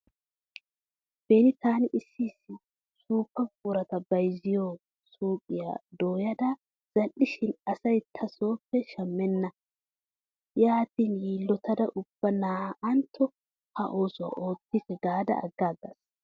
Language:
Wolaytta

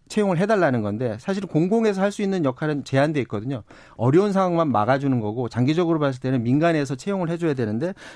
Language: Korean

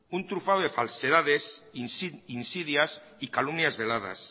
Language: Spanish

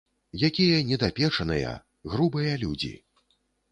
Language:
Belarusian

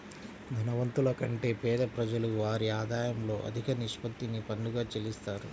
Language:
Telugu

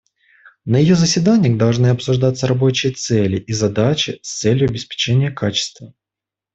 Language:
Russian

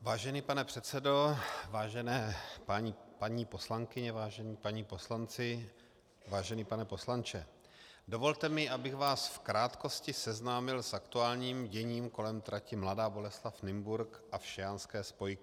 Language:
Czech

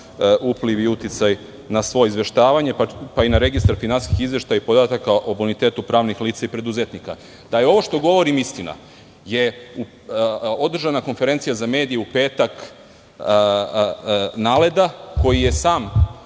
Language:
Serbian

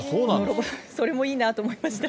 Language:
Japanese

